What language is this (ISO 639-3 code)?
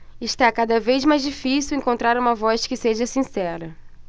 por